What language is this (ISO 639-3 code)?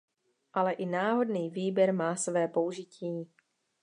ces